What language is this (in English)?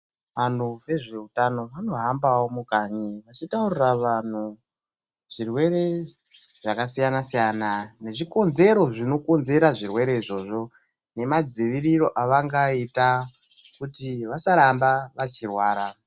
Ndau